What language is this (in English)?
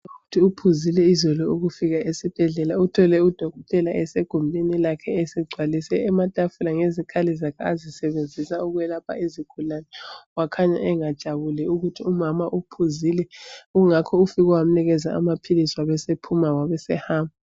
North Ndebele